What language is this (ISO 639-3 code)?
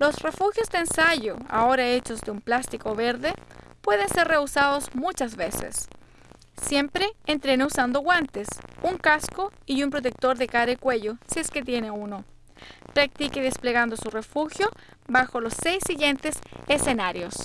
spa